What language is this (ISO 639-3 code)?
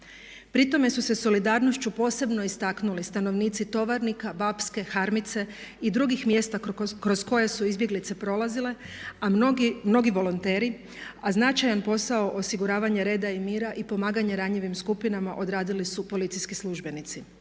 hrv